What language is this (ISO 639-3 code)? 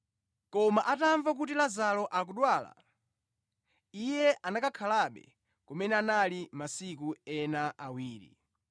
nya